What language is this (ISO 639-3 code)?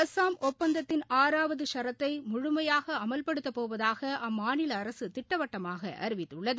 tam